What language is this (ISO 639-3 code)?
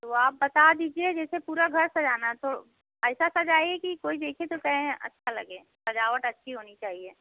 hin